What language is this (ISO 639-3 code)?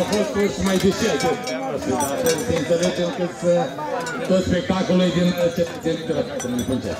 ron